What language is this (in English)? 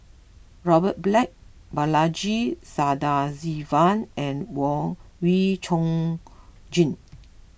English